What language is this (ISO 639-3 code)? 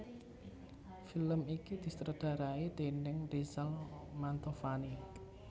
jav